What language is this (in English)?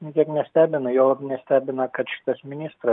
Lithuanian